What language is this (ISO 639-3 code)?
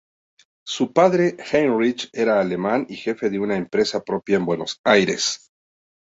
spa